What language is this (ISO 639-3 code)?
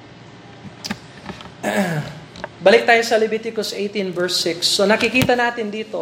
fil